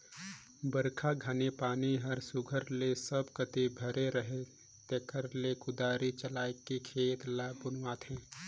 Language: Chhattisgarhi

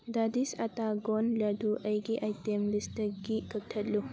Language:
Manipuri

